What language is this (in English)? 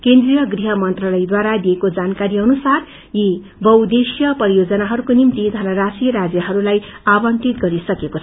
Nepali